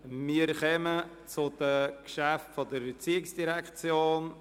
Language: Swiss German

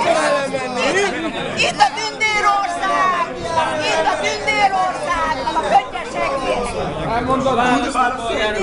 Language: Hungarian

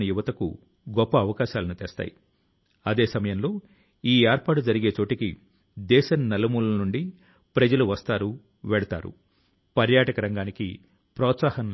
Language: Telugu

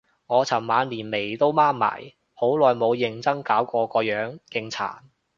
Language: Cantonese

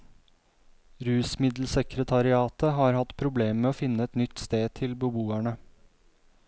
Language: Norwegian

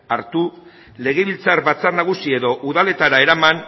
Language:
Basque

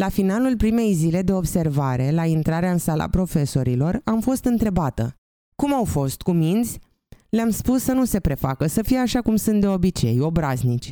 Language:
Romanian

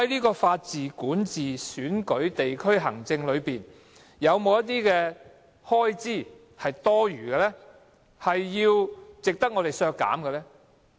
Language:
Cantonese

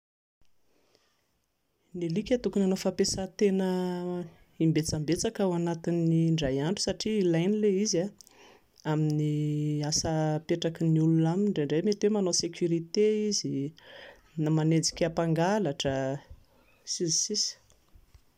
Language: Malagasy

